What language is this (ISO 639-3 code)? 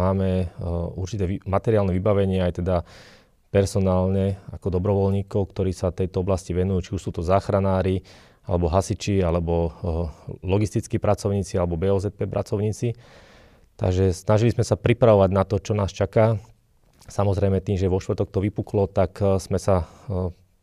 slk